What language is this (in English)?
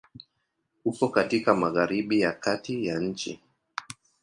Swahili